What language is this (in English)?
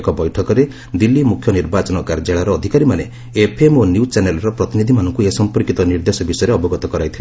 Odia